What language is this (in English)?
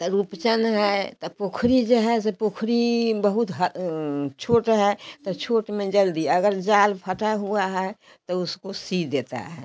Hindi